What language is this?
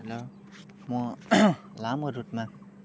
Nepali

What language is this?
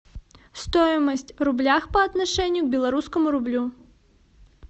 Russian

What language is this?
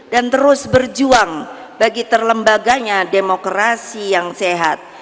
Indonesian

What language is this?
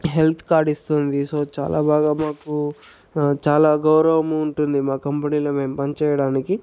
Telugu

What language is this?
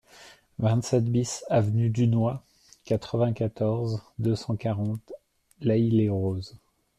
French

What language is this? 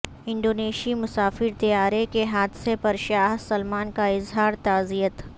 Urdu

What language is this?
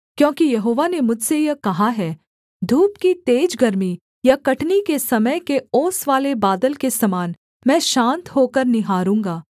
Hindi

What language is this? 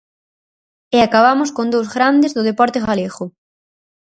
Galician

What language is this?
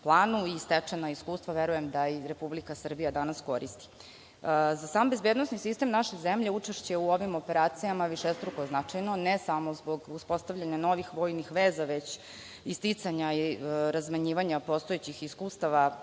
Serbian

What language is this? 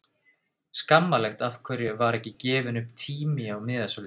Icelandic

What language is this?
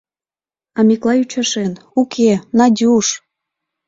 Mari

